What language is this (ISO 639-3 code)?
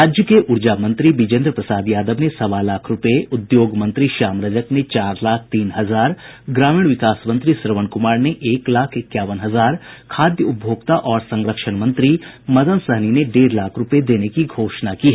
hin